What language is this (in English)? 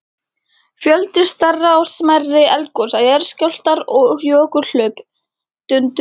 Icelandic